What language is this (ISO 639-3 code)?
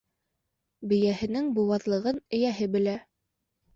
bak